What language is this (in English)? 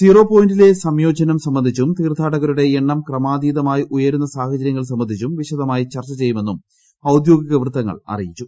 Malayalam